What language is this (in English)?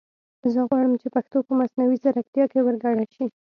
Pashto